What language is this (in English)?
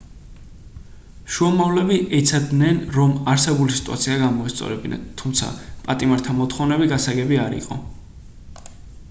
Georgian